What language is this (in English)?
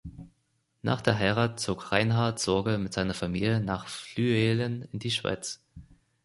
German